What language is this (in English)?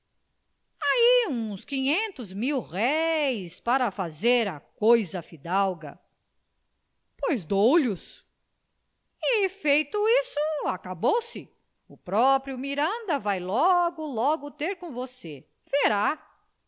Portuguese